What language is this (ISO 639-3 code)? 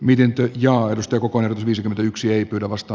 fin